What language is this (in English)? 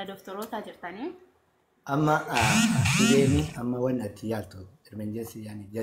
Arabic